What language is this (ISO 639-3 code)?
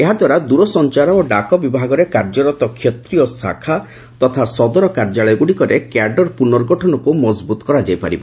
ori